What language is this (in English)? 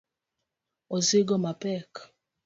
Luo (Kenya and Tanzania)